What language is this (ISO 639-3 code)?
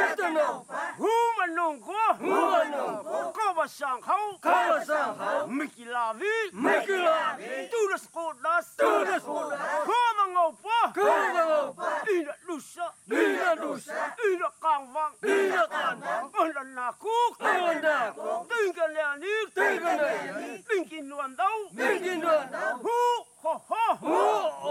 zho